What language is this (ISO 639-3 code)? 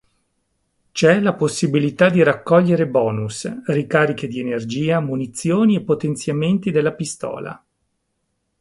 ita